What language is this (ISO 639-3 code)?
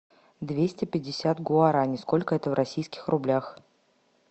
rus